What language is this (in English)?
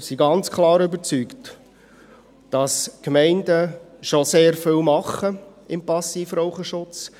Swiss German